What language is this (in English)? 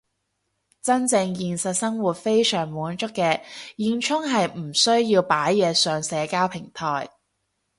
Cantonese